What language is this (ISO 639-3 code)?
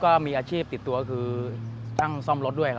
tha